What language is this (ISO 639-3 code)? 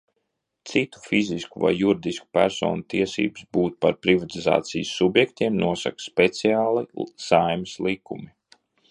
lav